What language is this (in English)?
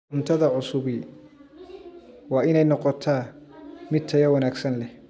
Somali